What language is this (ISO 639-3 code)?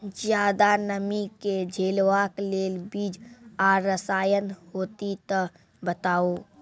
mai